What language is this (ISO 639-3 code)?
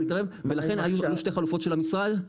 heb